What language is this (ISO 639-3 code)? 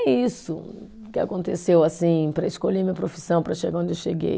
por